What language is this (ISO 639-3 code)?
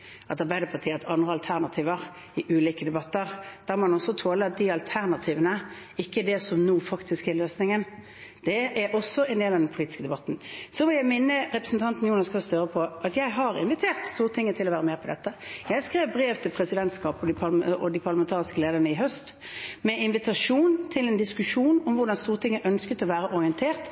nob